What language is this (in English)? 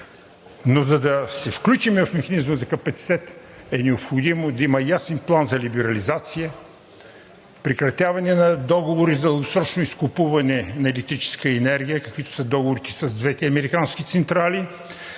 Bulgarian